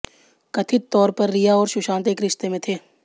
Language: Hindi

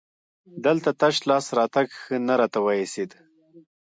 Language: Pashto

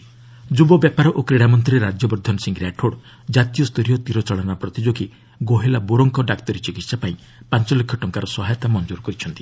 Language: Odia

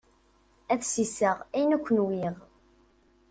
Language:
Kabyle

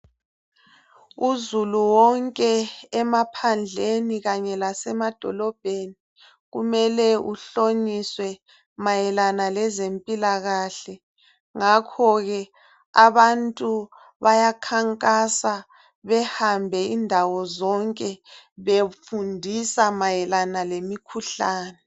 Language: North Ndebele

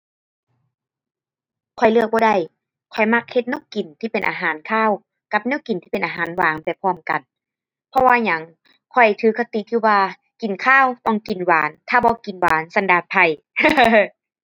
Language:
Thai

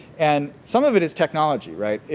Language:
English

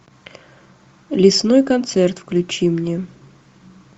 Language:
Russian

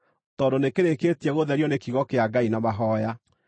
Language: Kikuyu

